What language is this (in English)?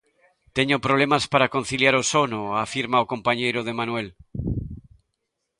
Galician